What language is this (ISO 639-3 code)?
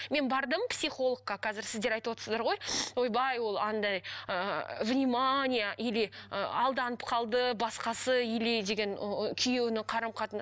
kaz